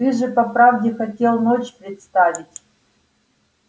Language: Russian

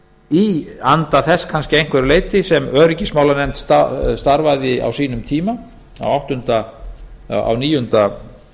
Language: Icelandic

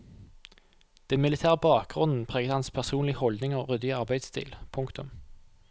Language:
Norwegian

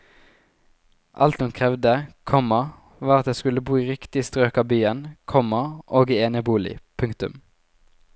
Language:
Norwegian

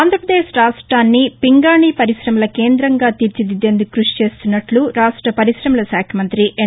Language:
Telugu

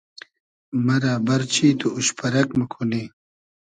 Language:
Hazaragi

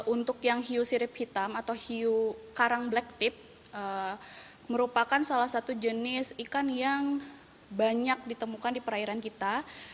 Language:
Indonesian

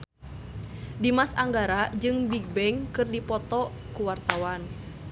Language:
Sundanese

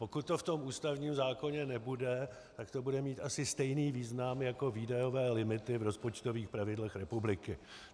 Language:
Czech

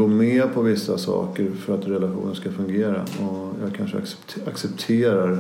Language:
Swedish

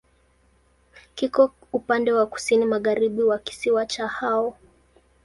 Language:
Swahili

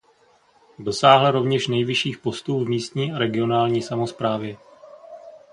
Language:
Czech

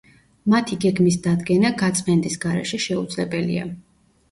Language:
Georgian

